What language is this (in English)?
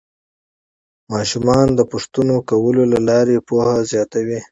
Pashto